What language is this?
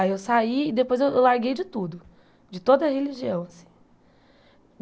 Portuguese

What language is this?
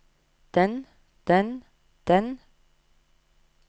Norwegian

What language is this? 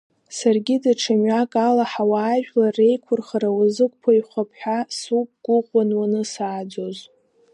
Abkhazian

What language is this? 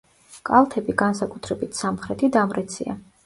Georgian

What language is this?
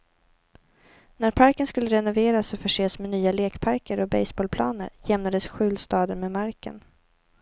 Swedish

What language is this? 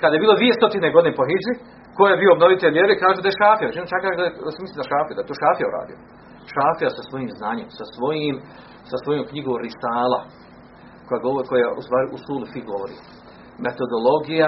Croatian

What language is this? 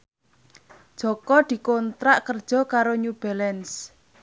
Javanese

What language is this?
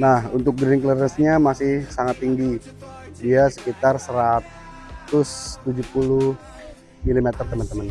Indonesian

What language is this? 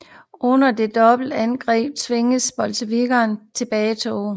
Danish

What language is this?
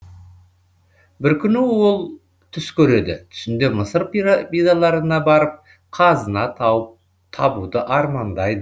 Kazakh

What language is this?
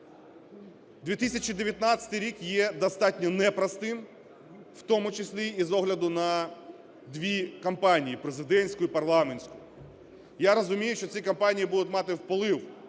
Ukrainian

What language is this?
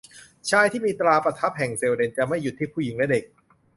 Thai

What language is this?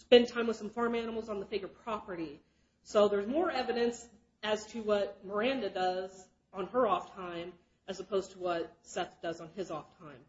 English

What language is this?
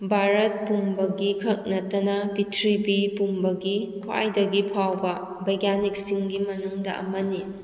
Manipuri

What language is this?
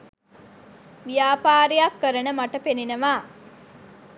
Sinhala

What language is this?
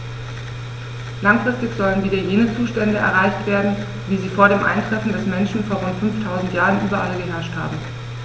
German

